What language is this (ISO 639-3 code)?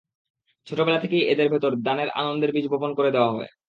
ben